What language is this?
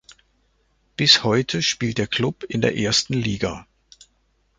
German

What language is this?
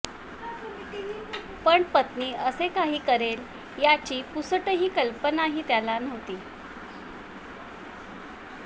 Marathi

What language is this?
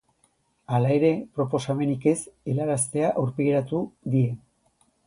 Basque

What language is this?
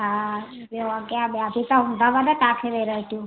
Sindhi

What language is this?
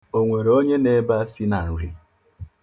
Igbo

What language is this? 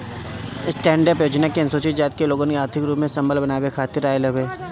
Bhojpuri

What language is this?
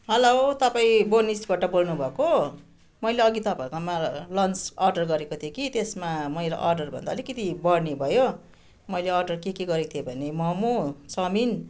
Nepali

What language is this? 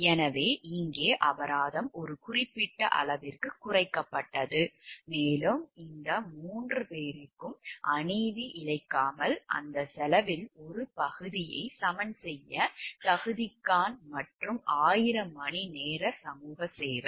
Tamil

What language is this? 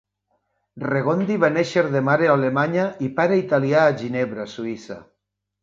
Catalan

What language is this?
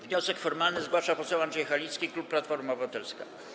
Polish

